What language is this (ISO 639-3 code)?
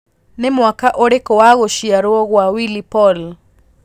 kik